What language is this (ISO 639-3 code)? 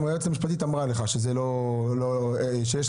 heb